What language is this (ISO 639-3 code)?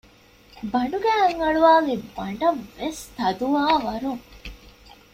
div